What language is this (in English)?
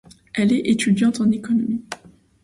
French